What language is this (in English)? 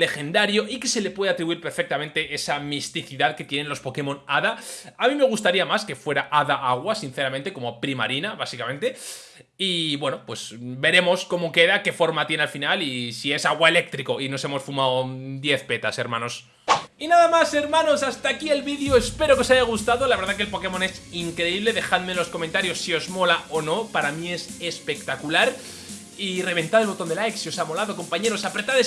Spanish